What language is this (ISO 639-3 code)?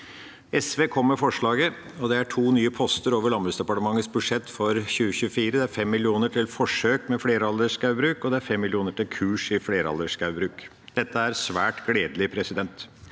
nor